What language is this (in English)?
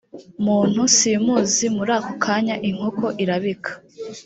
Kinyarwanda